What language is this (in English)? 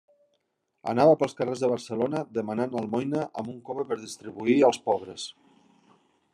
Catalan